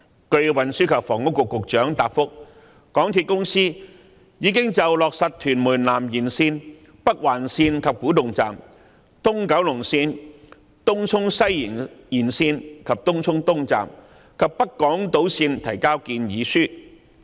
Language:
Cantonese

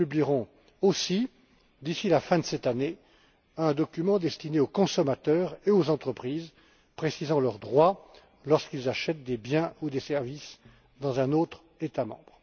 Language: French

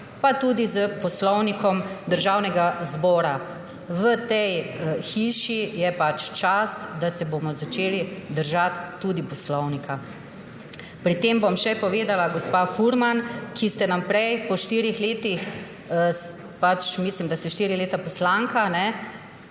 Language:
Slovenian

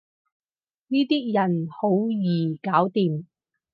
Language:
Cantonese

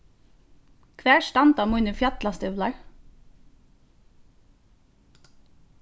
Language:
Faroese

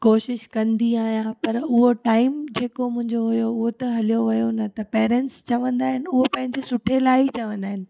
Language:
Sindhi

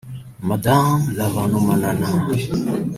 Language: Kinyarwanda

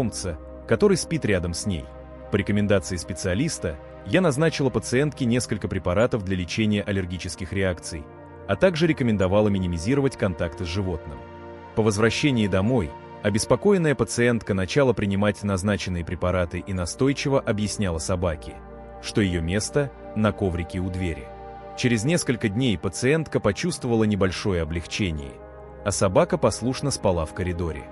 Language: Russian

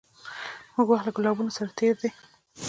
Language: Pashto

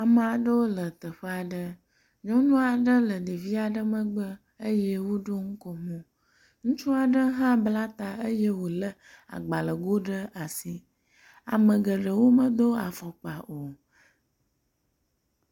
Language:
Ewe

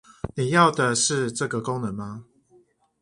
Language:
Chinese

